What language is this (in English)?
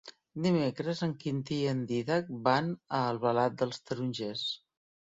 Catalan